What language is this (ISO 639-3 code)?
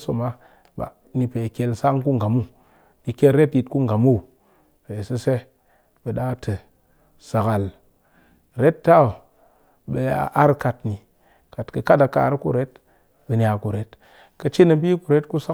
cky